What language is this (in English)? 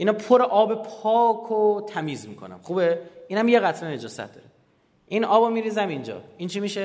Persian